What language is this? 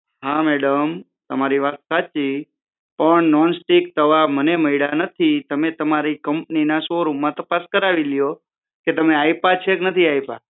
Gujarati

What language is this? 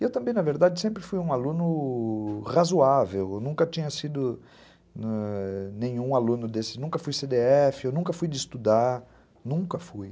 Portuguese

